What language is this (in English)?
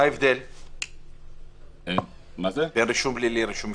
Hebrew